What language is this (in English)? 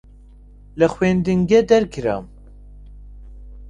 Central Kurdish